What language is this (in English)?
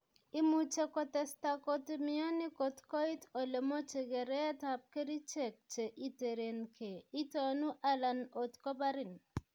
Kalenjin